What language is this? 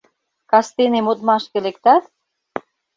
Mari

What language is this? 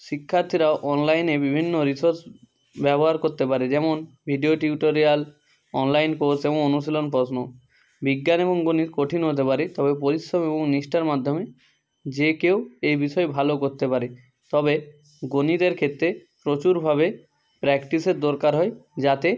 Bangla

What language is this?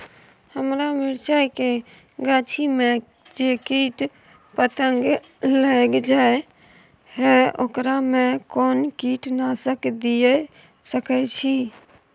Maithili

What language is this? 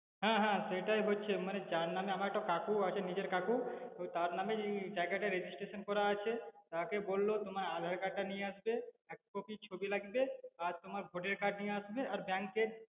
Bangla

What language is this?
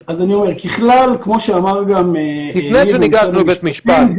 Hebrew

